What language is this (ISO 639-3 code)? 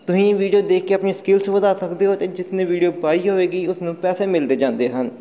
pan